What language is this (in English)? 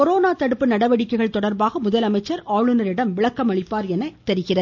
Tamil